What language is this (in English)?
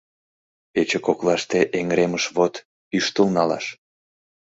Mari